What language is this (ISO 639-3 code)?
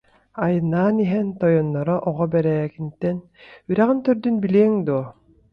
sah